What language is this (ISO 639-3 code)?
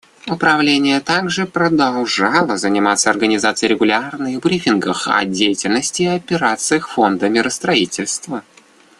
rus